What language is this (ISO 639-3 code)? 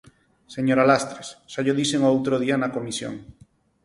glg